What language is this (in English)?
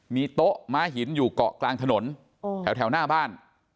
Thai